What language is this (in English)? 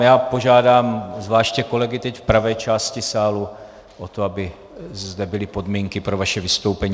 Czech